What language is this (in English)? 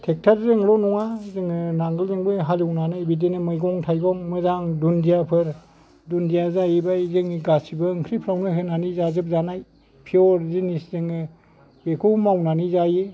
Bodo